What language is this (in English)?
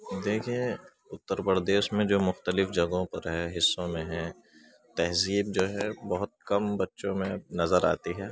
Urdu